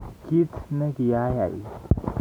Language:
Kalenjin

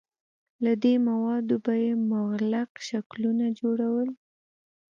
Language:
Pashto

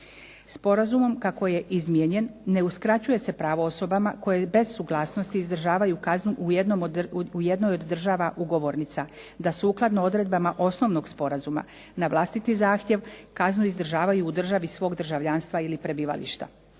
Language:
Croatian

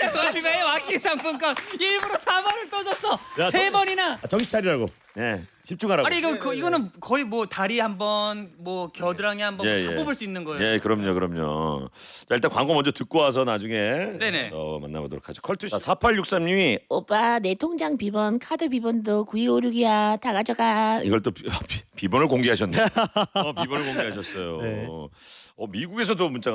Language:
Korean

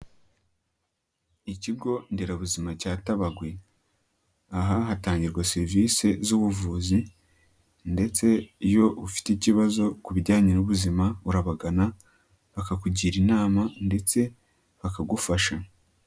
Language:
Kinyarwanda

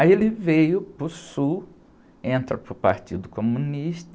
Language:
Portuguese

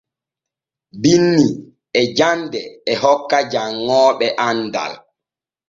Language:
Borgu Fulfulde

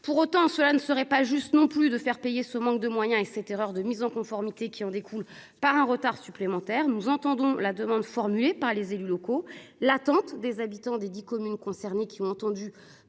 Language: French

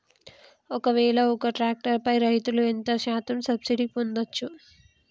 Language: Telugu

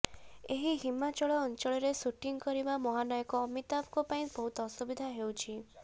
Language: Odia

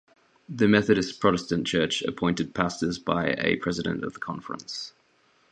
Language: English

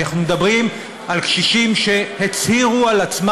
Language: Hebrew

